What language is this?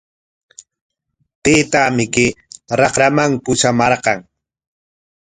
Corongo Ancash Quechua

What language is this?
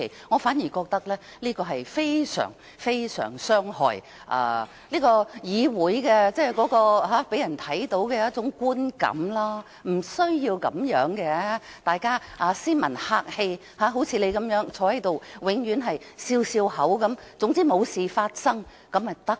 Cantonese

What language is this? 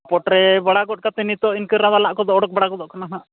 Santali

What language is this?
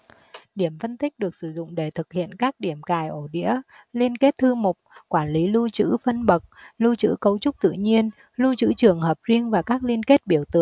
Vietnamese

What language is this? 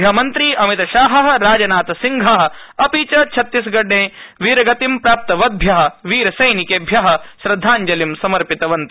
Sanskrit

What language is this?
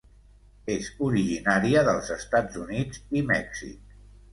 Catalan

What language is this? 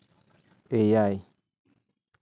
Santali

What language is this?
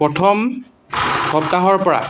Assamese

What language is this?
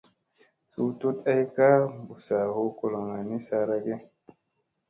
Musey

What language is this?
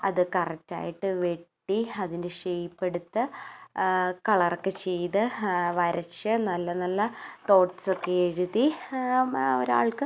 Malayalam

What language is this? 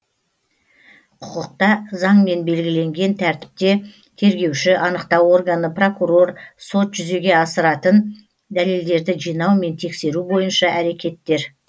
Kazakh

